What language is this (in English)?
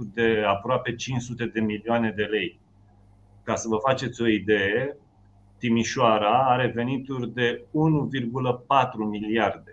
Romanian